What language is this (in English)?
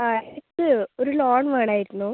Malayalam